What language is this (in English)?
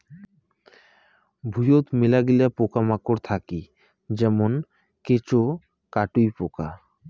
Bangla